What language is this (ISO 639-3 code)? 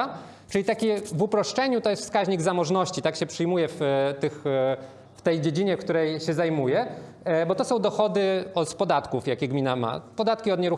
pol